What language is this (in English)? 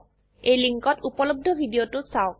Assamese